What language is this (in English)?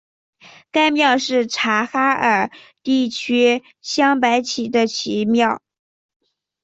Chinese